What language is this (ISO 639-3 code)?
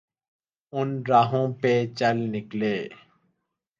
urd